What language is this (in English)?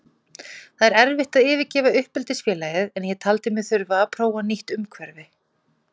Icelandic